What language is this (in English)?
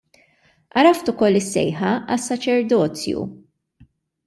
Maltese